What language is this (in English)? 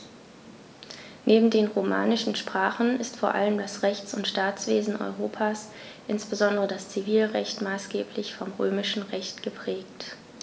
German